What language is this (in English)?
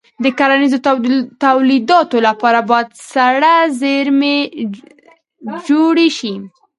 Pashto